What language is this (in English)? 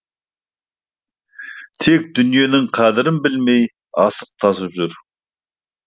Kazakh